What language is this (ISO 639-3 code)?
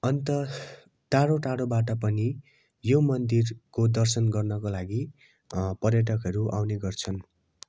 nep